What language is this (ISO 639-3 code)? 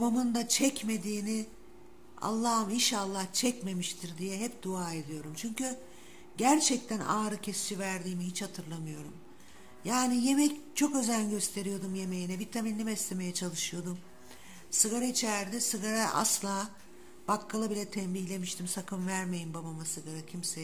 tur